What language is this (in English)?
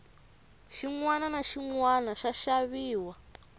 Tsonga